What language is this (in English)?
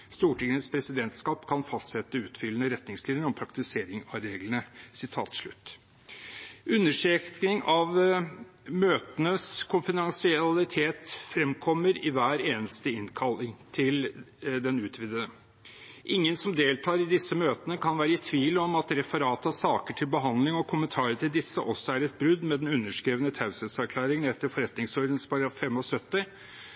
Norwegian Bokmål